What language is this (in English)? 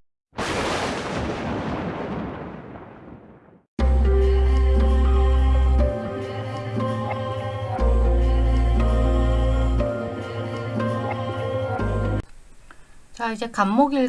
Korean